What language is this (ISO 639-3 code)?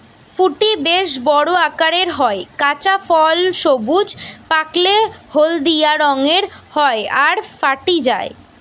ben